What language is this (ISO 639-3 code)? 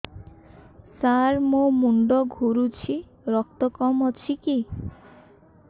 ori